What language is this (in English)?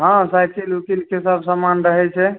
Maithili